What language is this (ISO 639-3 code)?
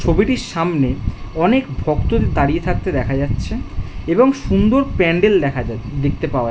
ben